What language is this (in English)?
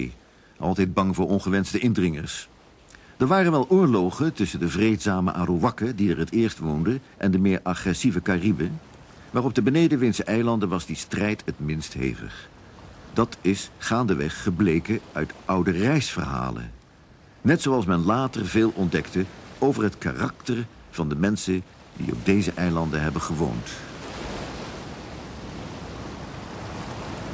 Dutch